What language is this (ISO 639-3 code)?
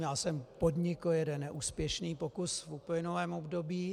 ces